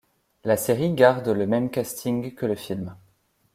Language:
French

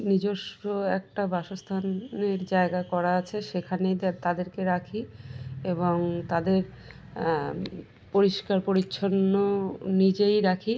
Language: Bangla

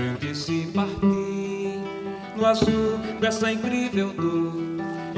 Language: Portuguese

